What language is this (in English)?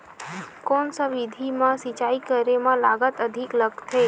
Chhattisgarhi